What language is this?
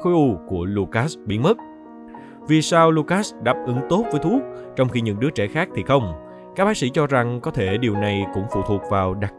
Vietnamese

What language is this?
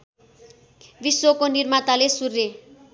Nepali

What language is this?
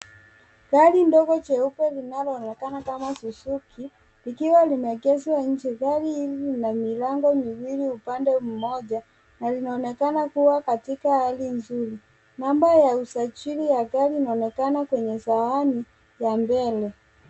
Swahili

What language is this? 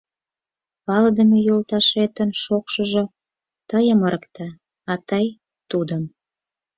Mari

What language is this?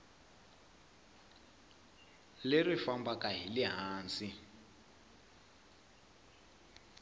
Tsonga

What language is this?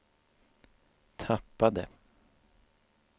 Swedish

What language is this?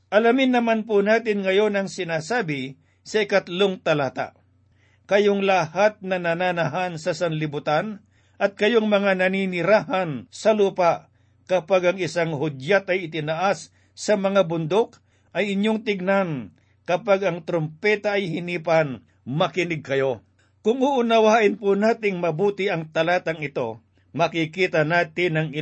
Filipino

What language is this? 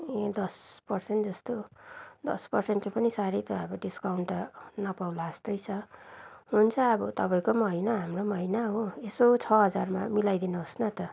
Nepali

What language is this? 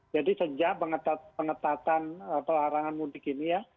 Indonesian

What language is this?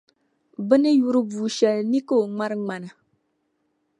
Dagbani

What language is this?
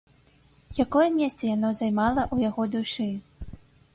Belarusian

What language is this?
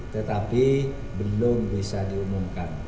Indonesian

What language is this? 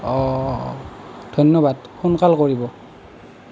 Assamese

